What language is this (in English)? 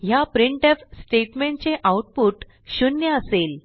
Marathi